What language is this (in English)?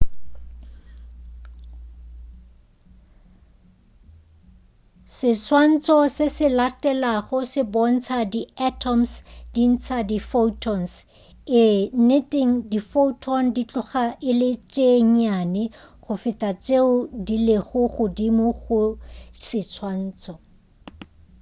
Northern Sotho